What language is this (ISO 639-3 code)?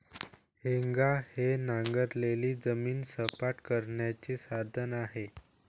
mar